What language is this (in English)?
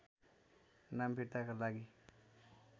Nepali